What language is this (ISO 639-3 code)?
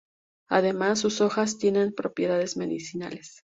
spa